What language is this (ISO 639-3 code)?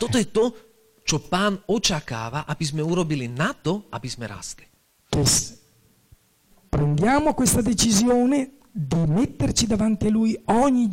slk